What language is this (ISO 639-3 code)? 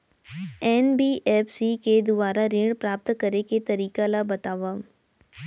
hne